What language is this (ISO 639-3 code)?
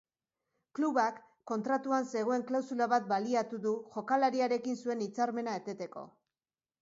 eus